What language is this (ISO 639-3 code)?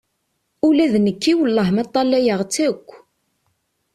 kab